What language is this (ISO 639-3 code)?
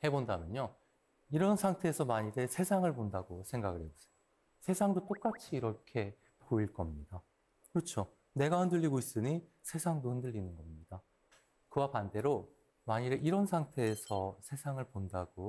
kor